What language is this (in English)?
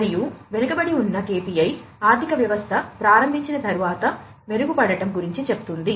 Telugu